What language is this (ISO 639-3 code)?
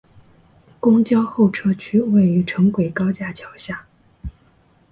zho